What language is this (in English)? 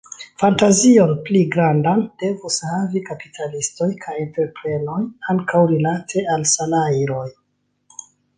Esperanto